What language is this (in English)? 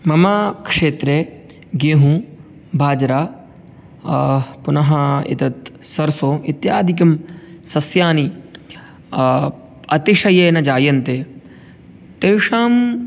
Sanskrit